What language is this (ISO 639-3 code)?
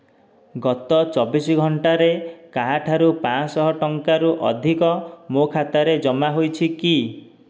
ori